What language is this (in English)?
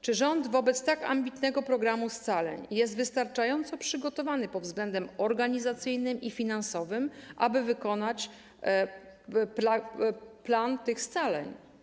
Polish